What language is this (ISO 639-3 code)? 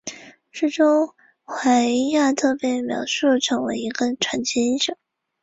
zho